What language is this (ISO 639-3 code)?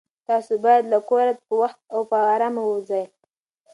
pus